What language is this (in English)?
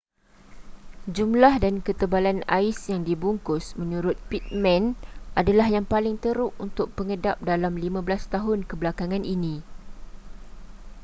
Malay